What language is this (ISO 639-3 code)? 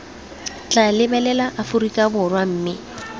tsn